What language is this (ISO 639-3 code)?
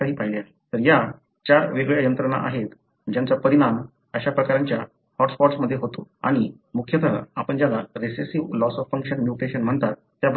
mar